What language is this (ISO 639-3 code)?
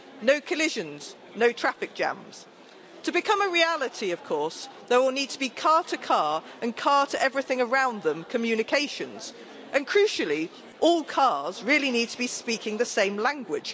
eng